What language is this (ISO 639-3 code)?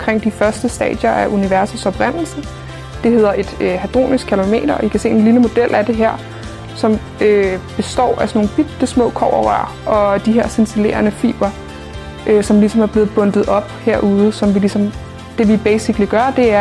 dan